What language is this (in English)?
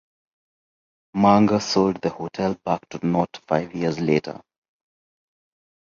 English